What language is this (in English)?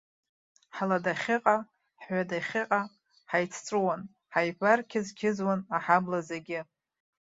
Abkhazian